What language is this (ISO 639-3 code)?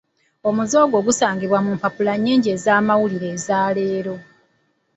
lug